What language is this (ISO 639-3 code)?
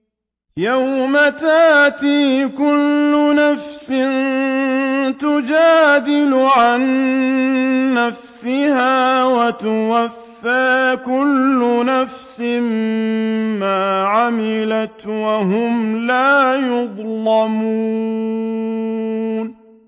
ara